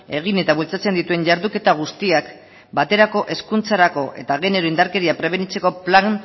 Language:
Basque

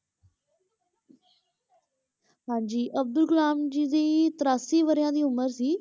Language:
Punjabi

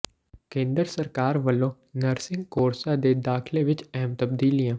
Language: Punjabi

